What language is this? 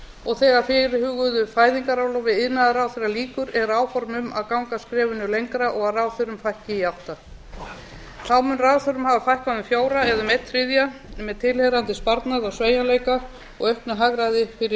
Icelandic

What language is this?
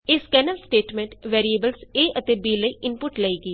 Punjabi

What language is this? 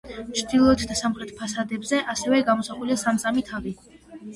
Georgian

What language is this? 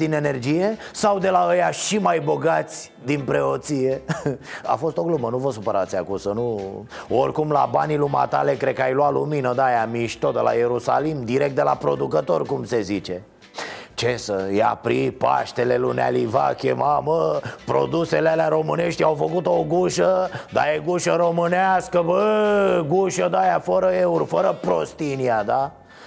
Romanian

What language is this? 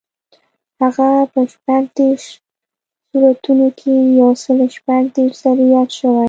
Pashto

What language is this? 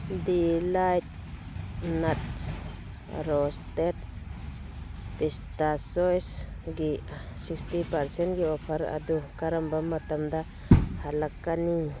Manipuri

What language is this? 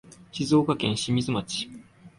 Japanese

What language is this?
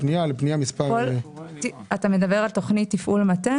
Hebrew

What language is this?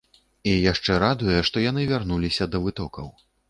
Belarusian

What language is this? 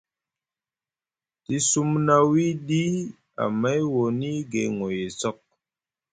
Musgu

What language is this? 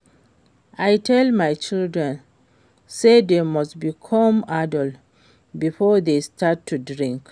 Nigerian Pidgin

